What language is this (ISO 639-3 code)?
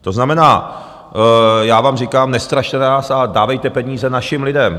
ces